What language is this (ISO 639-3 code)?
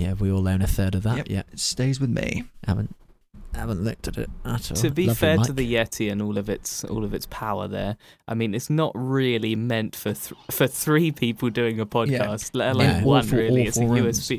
eng